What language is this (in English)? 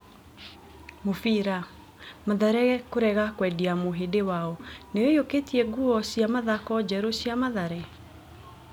Kikuyu